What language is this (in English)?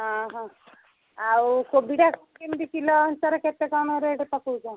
Odia